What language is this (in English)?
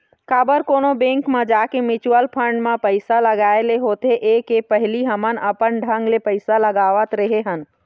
Chhattisgarhi